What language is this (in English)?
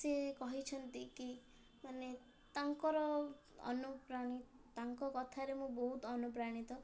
Odia